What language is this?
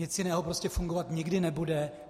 Czech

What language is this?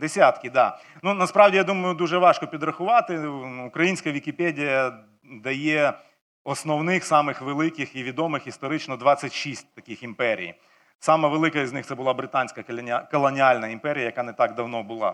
Ukrainian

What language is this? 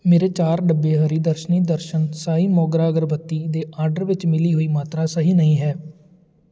Punjabi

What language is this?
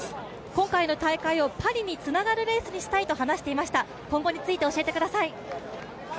Japanese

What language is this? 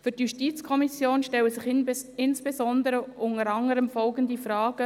Swiss German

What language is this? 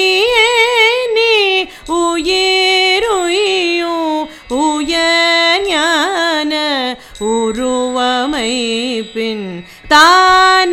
Tamil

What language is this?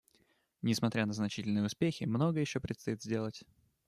Russian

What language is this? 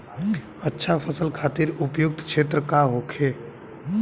Bhojpuri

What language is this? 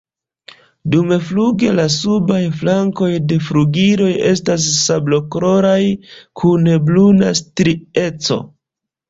Esperanto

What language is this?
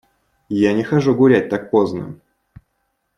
Russian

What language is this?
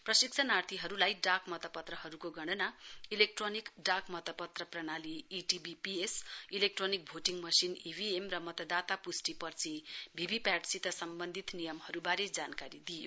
Nepali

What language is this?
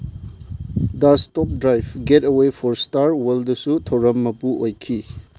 Manipuri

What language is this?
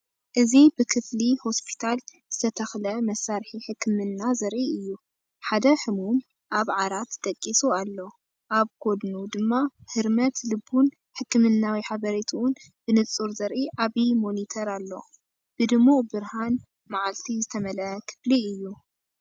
Tigrinya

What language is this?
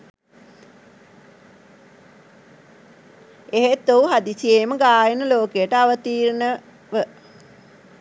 Sinhala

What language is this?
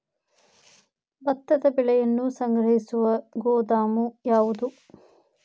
Kannada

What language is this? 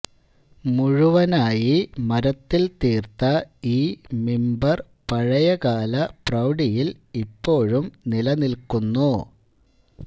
Malayalam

